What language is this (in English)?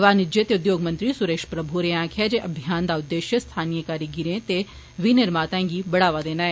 Dogri